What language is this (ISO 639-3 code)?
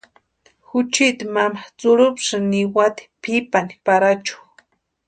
pua